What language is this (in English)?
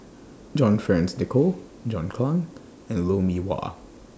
English